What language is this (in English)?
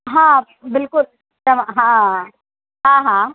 Sindhi